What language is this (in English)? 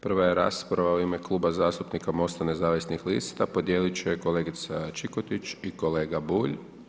Croatian